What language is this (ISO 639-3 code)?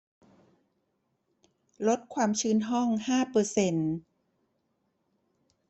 tha